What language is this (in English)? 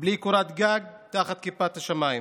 Hebrew